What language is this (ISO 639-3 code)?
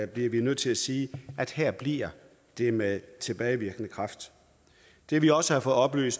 dan